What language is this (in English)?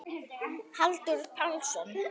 Icelandic